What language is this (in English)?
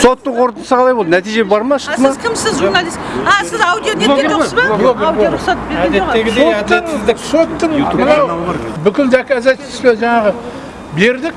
Turkish